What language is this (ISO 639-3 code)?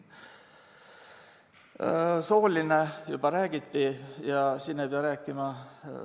est